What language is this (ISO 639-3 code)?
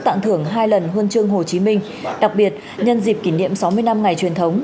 vie